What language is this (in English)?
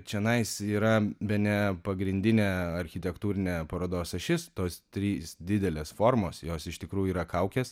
Lithuanian